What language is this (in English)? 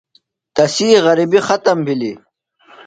Phalura